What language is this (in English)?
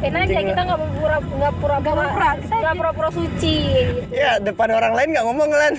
Indonesian